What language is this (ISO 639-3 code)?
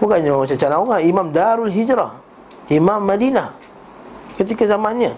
msa